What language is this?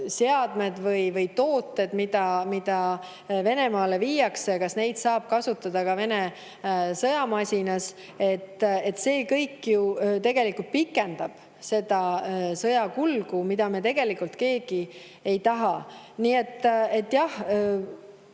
Estonian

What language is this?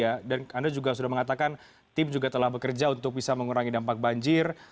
Indonesian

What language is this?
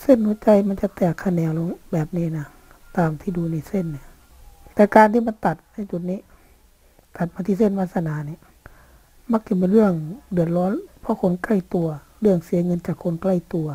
Thai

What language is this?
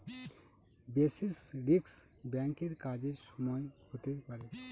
Bangla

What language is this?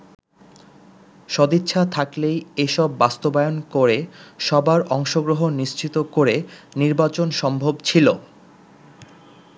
Bangla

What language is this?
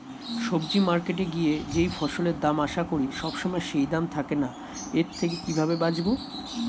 Bangla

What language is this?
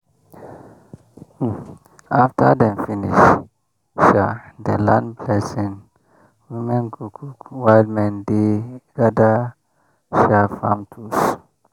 Nigerian Pidgin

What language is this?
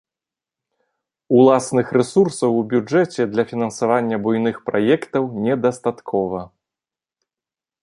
Belarusian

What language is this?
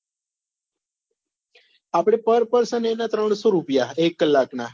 Gujarati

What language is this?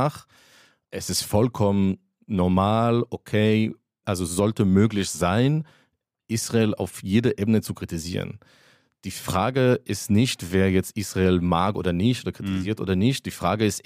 German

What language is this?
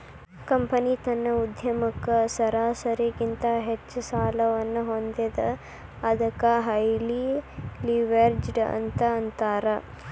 Kannada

